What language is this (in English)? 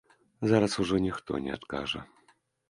Belarusian